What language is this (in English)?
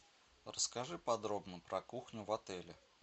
Russian